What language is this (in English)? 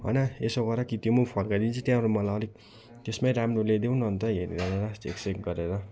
Nepali